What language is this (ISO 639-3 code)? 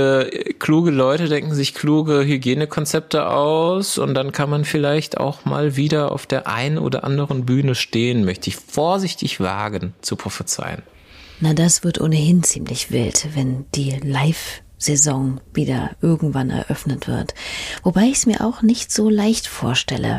deu